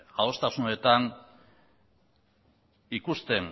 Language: Basque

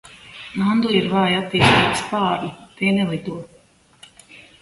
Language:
Latvian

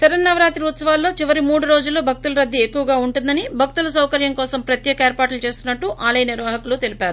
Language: Telugu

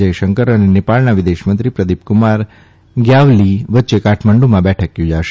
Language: Gujarati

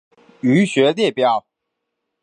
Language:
Chinese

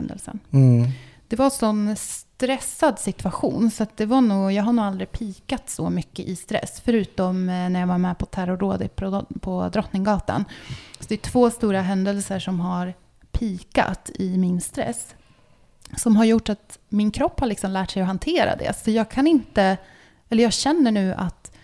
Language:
Swedish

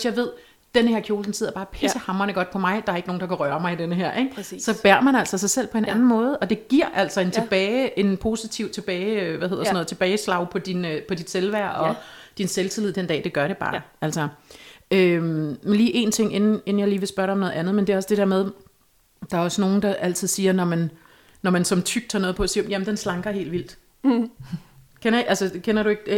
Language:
Danish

